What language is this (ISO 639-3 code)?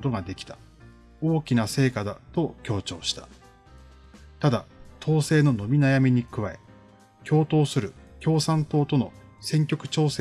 jpn